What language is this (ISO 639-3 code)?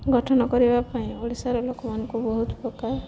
ori